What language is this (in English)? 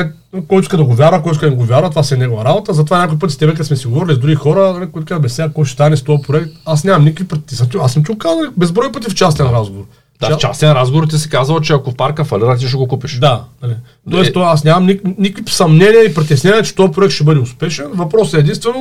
Bulgarian